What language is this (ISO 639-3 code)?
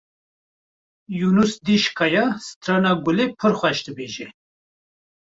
kur